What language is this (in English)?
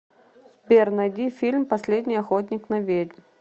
Russian